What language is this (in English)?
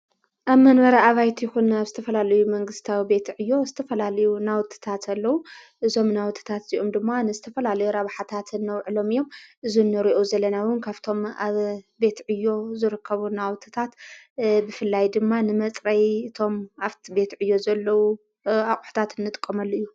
Tigrinya